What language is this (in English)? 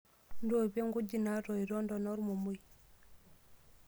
Masai